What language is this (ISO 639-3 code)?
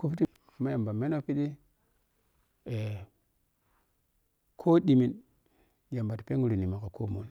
piy